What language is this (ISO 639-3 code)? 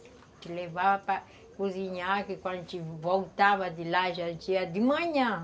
por